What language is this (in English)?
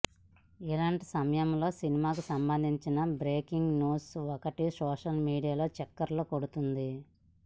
Telugu